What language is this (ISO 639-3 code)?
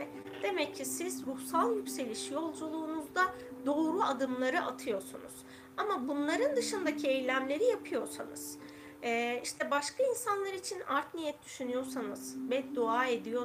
tur